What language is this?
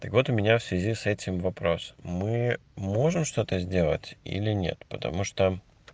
Russian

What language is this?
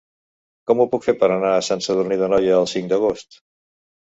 Catalan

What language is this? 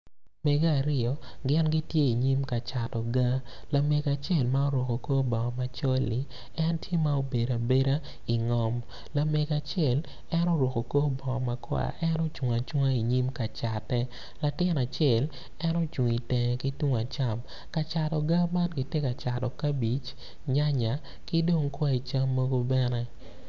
Acoli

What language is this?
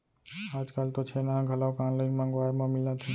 Chhattisgarhi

